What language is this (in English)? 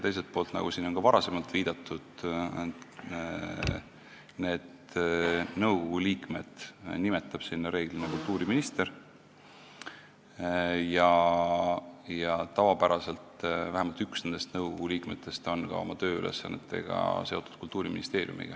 Estonian